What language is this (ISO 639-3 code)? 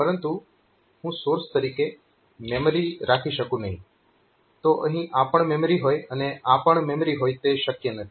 guj